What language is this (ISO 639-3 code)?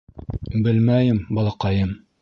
bak